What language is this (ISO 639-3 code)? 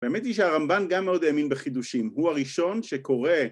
heb